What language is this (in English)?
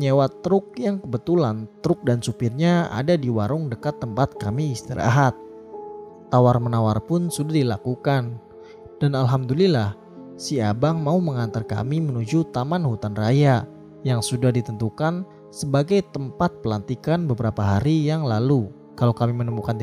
Indonesian